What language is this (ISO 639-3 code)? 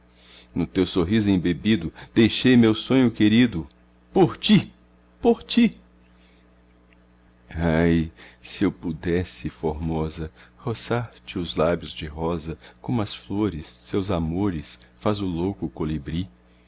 por